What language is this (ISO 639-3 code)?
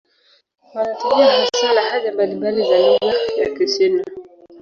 swa